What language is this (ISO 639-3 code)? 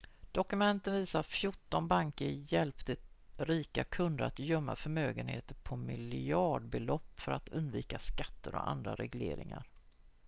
swe